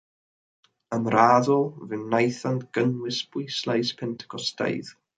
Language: Welsh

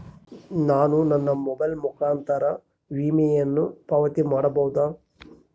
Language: Kannada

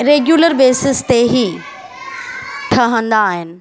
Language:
Sindhi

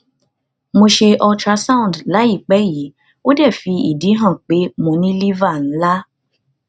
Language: Yoruba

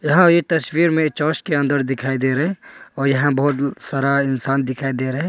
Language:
Hindi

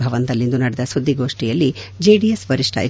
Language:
Kannada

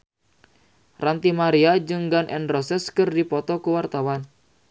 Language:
Sundanese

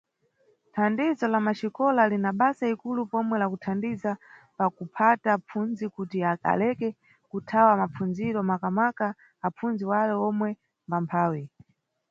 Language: Nyungwe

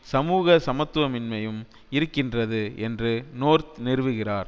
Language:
Tamil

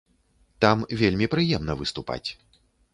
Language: Belarusian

